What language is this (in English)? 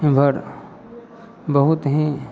Maithili